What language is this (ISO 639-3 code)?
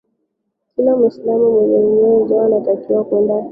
swa